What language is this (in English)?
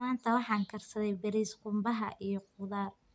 Somali